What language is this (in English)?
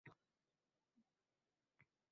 Uzbek